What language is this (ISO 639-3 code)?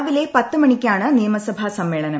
mal